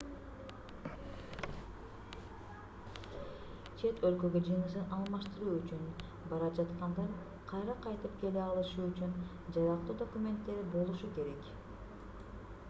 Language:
Kyrgyz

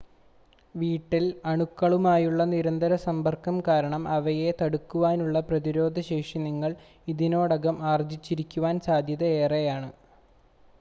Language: Malayalam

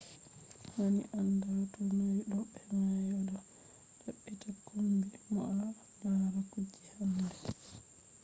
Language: Fula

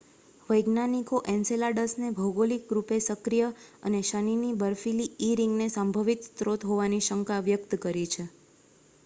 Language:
Gujarati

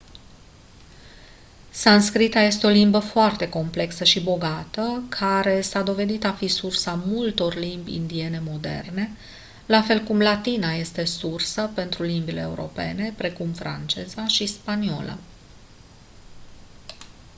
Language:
Romanian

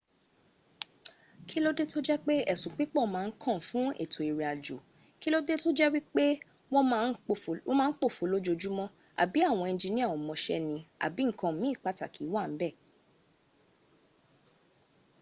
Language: Yoruba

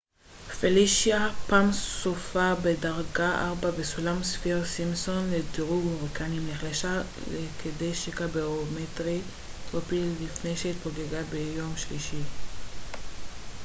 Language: Hebrew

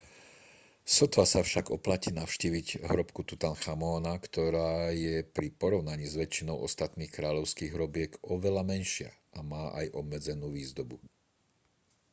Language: Slovak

